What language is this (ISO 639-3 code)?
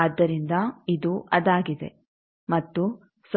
kan